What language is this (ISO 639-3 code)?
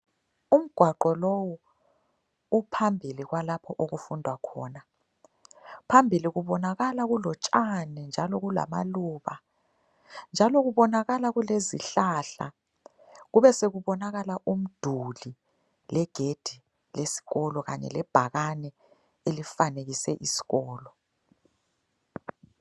nde